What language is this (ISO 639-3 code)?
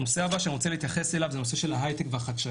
heb